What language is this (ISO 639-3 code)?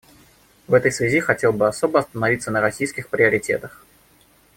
rus